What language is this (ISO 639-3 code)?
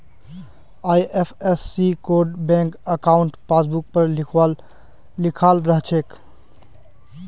mag